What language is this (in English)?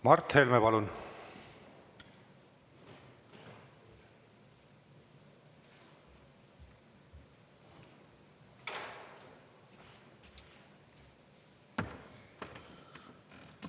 Estonian